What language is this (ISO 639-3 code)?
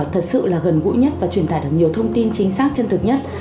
vie